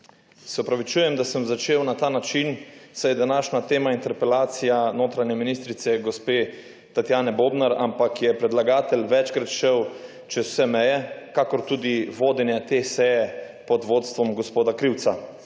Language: Slovenian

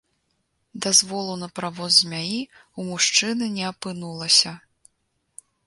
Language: Belarusian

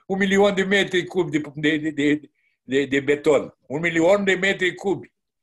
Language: Romanian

